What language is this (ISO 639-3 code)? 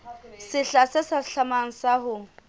sot